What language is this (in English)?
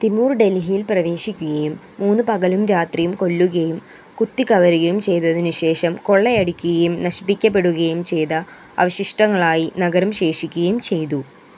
Malayalam